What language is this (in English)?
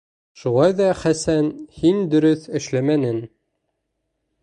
Bashkir